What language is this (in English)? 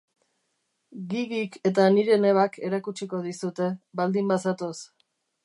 Basque